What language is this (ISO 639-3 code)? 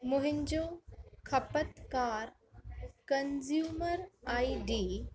snd